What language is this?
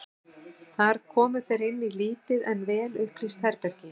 Icelandic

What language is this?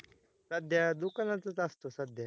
Marathi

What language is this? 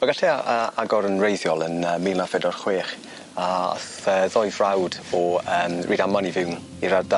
Welsh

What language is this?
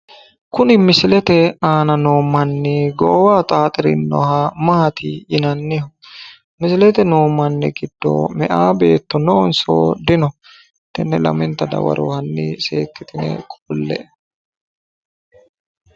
Sidamo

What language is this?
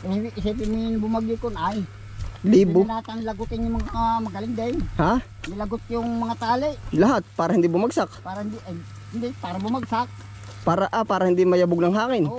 Filipino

